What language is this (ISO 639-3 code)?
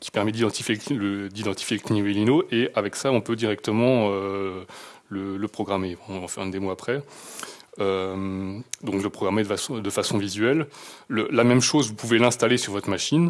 fra